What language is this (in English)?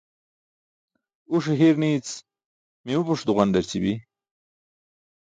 Burushaski